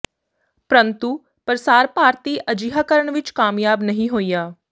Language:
Punjabi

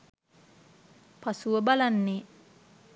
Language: Sinhala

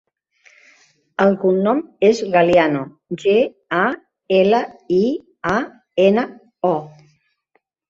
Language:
Catalan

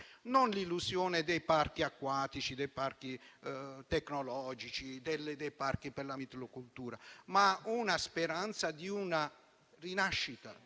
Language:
Italian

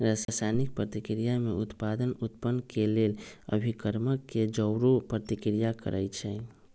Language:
Magahi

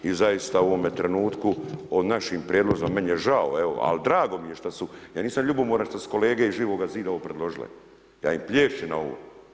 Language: Croatian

